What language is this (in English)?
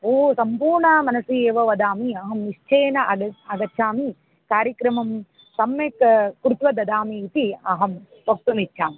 Sanskrit